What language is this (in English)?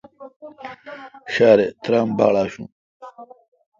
Kalkoti